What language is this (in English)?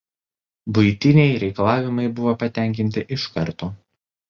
Lithuanian